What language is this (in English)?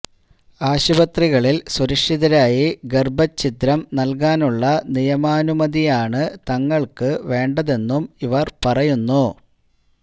Malayalam